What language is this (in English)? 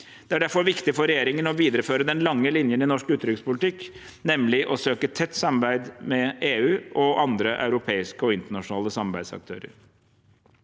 Norwegian